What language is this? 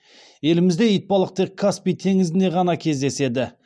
Kazakh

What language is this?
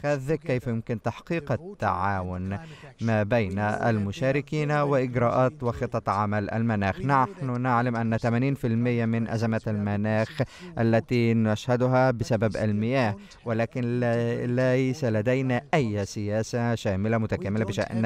Arabic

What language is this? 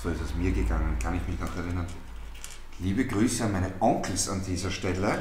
German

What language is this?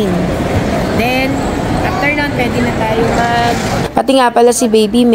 Filipino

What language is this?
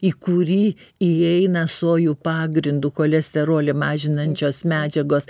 Lithuanian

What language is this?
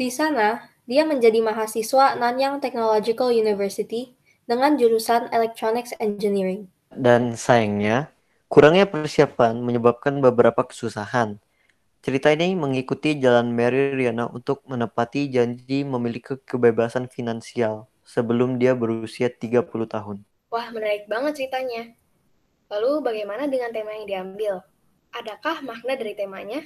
Indonesian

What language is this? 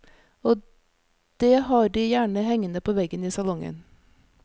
Norwegian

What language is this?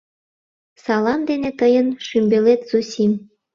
Mari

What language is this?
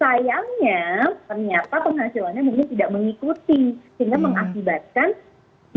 Indonesian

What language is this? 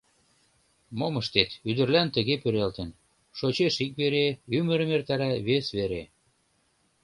Mari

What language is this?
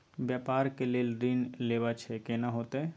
Maithili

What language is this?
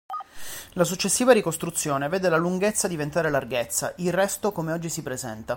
Italian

